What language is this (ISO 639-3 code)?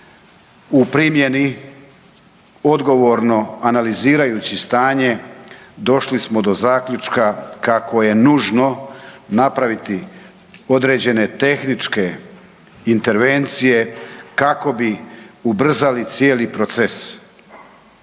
hrv